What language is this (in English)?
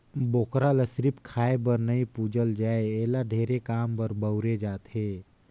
Chhattisgarhi